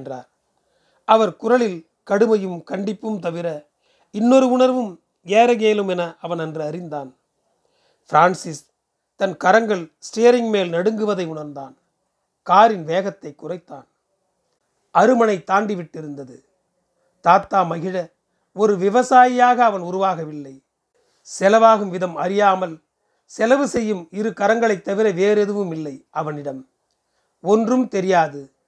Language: Tamil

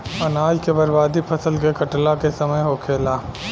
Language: Bhojpuri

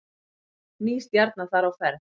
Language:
Icelandic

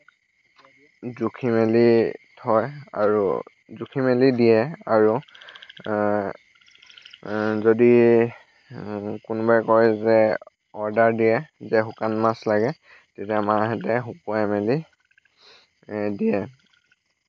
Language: Assamese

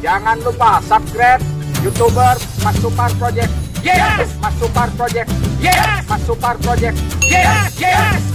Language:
Indonesian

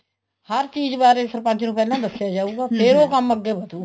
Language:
Punjabi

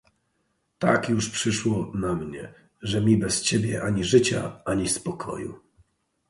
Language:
Polish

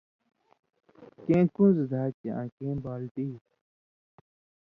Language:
Indus Kohistani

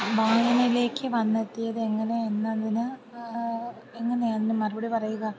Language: Malayalam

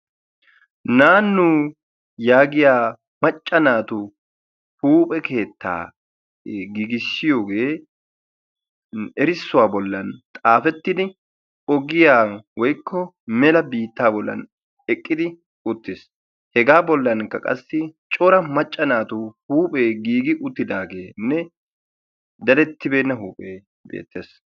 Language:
Wolaytta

